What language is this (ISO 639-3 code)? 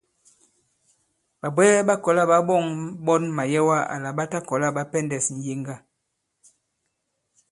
abb